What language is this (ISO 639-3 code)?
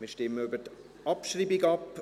gsw